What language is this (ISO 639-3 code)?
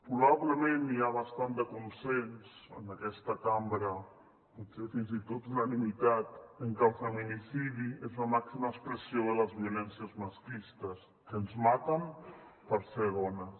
cat